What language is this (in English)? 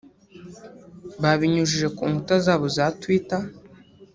Kinyarwanda